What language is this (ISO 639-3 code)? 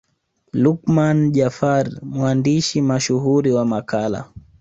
swa